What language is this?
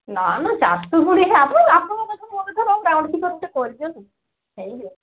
Odia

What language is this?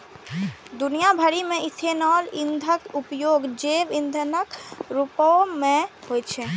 Maithili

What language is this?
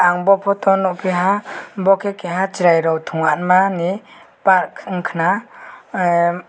Kok Borok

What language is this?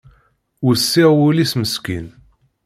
Kabyle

